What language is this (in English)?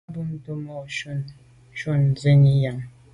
Medumba